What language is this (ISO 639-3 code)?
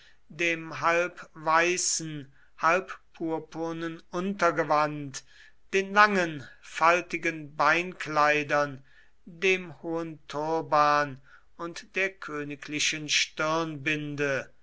deu